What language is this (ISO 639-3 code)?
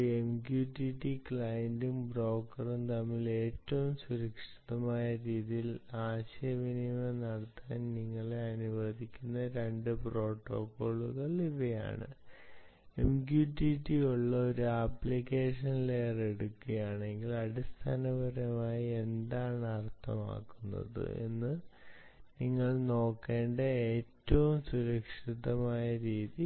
mal